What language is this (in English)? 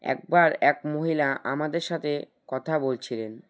Bangla